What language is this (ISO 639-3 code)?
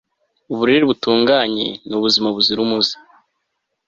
kin